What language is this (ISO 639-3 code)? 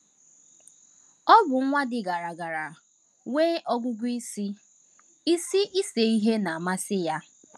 ibo